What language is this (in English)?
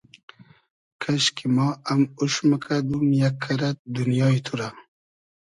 Hazaragi